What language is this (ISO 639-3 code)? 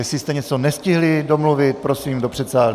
ces